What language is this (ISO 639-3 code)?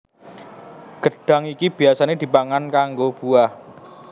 jav